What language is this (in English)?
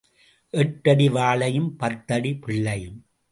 Tamil